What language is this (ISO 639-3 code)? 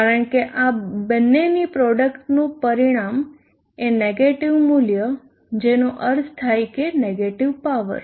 guj